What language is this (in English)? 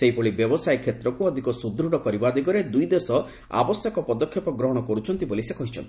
Odia